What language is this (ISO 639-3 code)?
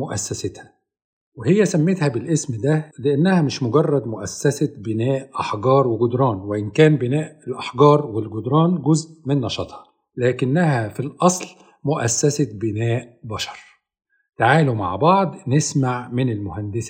ara